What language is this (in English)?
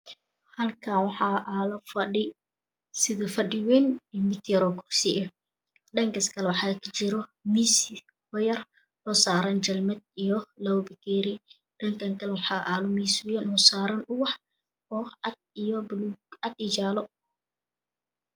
Somali